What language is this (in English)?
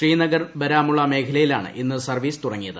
Malayalam